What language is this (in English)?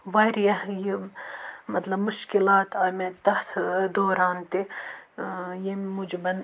Kashmiri